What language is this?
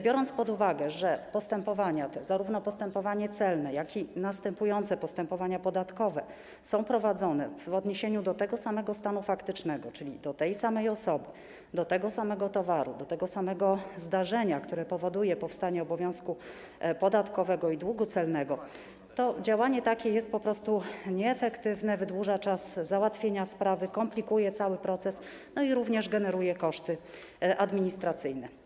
Polish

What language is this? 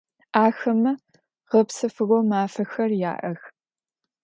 Adyghe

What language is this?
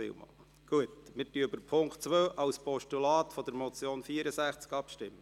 Swiss German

